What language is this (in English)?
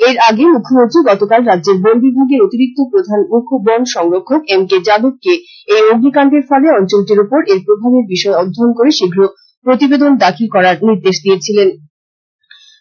Bangla